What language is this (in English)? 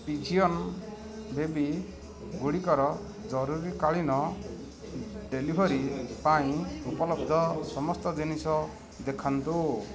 Odia